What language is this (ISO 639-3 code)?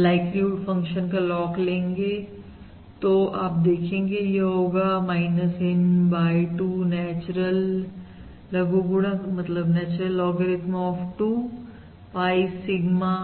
hin